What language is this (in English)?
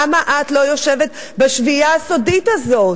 Hebrew